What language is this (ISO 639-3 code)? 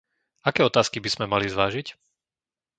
slk